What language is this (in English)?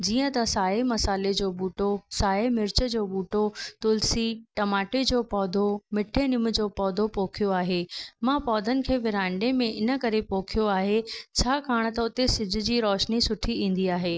Sindhi